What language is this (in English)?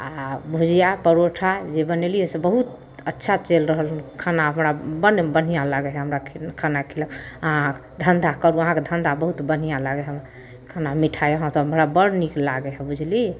Maithili